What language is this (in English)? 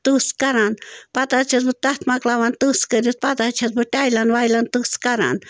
Kashmiri